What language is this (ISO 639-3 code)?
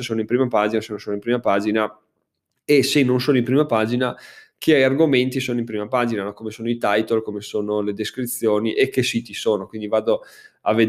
ita